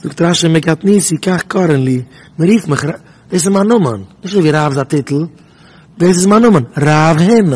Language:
Dutch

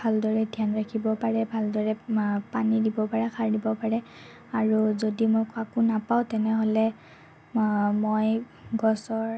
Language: Assamese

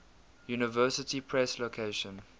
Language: English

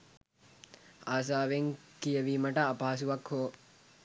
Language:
Sinhala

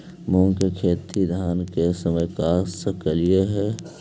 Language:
Magahi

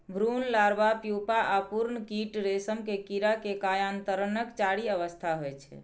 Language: Maithili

